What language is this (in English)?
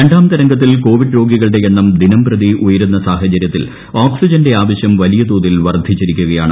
Malayalam